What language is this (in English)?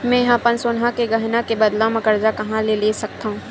Chhattisgarhi